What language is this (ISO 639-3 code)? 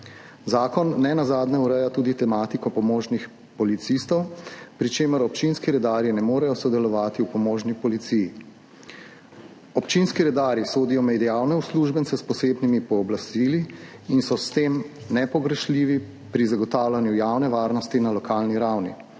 slv